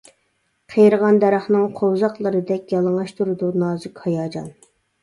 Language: Uyghur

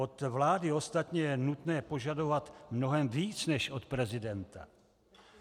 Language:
Czech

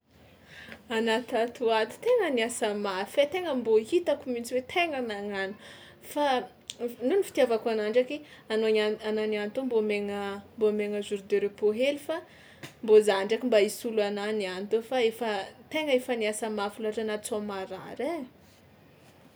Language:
Tsimihety Malagasy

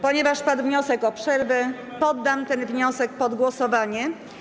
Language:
Polish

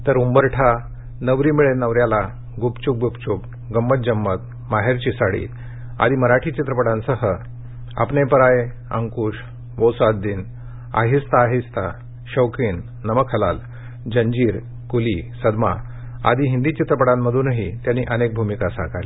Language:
Marathi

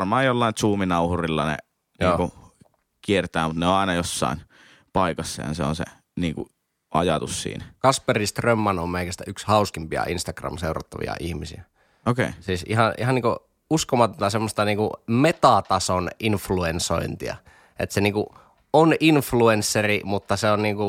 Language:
Finnish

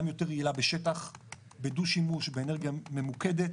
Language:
Hebrew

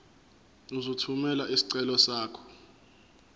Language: Zulu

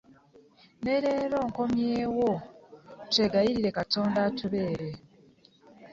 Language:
Ganda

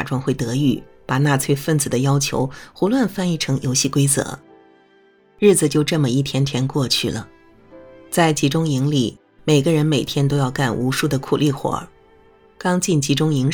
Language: Chinese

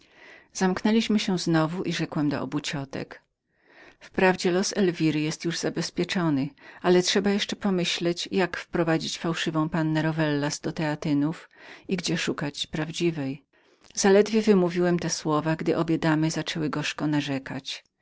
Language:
Polish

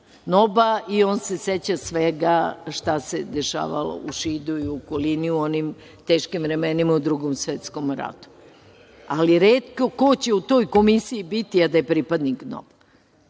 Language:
Serbian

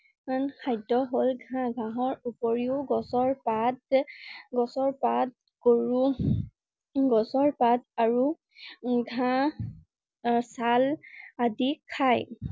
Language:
Assamese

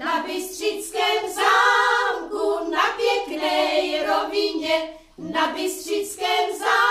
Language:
Czech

